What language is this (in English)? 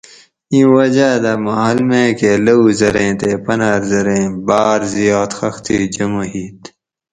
Gawri